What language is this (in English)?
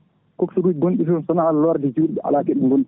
Fula